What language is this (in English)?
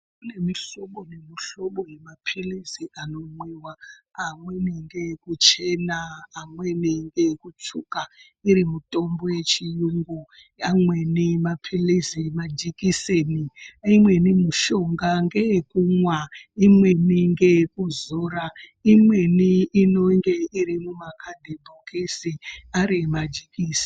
Ndau